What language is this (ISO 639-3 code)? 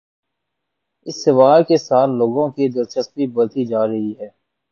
urd